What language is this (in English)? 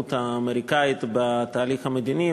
Hebrew